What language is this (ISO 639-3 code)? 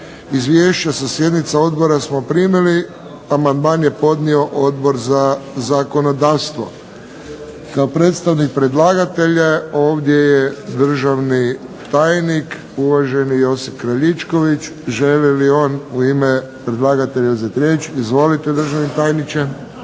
hrv